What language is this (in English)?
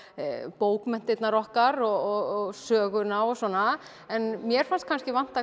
Icelandic